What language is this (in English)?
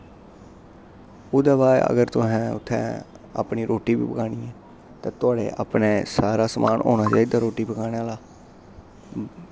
Dogri